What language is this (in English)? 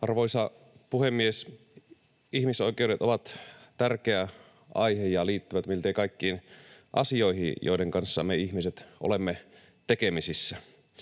Finnish